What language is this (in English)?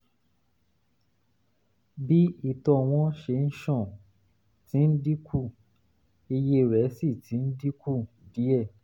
Yoruba